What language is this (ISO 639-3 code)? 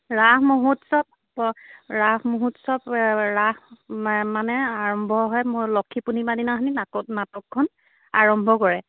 asm